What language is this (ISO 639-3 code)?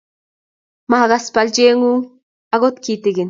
kln